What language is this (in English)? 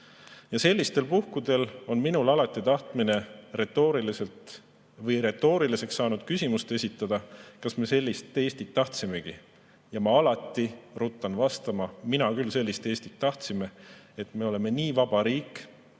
Estonian